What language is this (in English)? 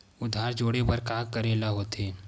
Chhattisgarhi